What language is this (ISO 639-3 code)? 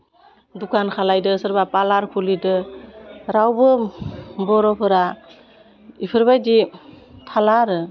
brx